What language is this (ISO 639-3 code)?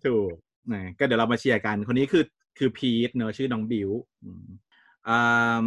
tha